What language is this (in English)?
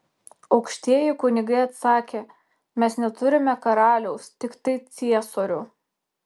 Lithuanian